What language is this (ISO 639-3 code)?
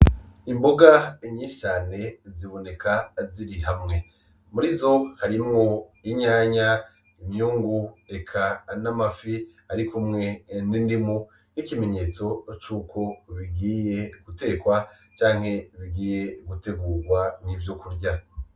run